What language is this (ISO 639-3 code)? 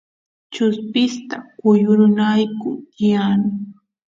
qus